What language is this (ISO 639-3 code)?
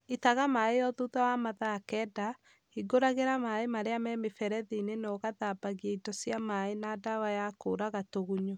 kik